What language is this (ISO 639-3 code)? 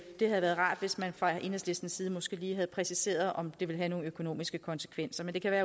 dan